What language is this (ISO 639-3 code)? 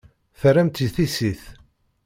kab